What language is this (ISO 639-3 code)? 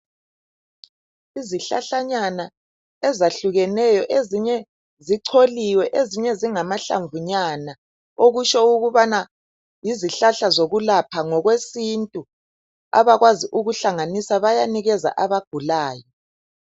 nde